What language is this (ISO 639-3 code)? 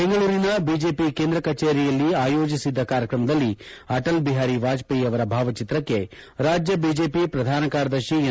kan